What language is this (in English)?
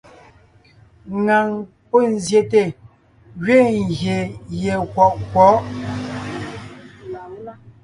Ngiemboon